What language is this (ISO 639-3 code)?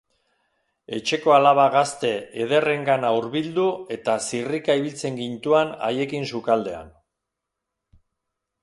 eus